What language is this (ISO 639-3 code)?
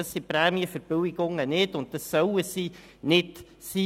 gsw